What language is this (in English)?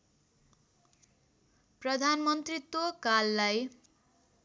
Nepali